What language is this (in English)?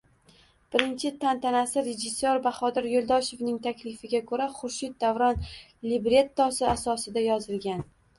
Uzbek